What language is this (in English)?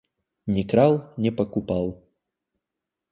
Russian